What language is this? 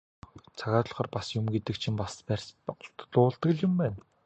Mongolian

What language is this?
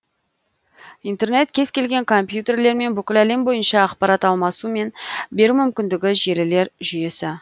Kazakh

